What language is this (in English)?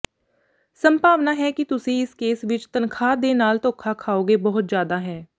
Punjabi